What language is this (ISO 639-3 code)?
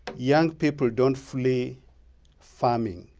eng